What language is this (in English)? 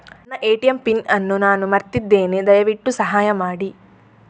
Kannada